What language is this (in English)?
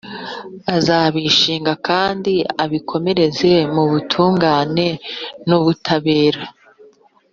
Kinyarwanda